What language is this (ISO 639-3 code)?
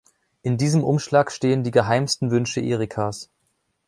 deu